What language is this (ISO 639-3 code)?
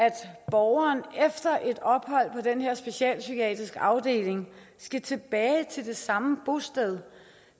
dan